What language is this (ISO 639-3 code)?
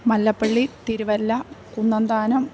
mal